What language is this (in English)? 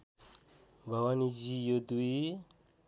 Nepali